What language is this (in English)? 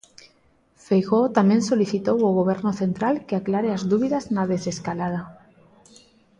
Galician